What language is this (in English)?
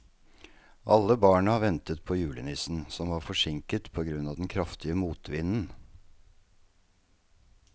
Norwegian